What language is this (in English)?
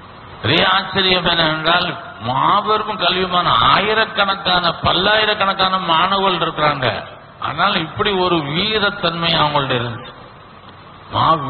Arabic